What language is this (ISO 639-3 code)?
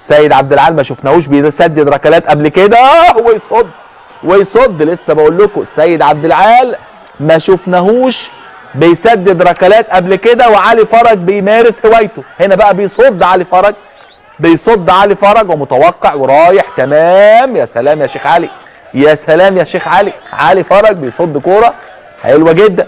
ara